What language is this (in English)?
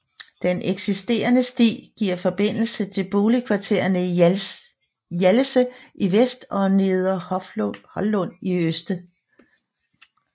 Danish